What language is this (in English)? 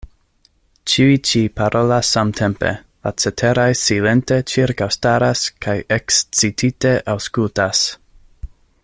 Esperanto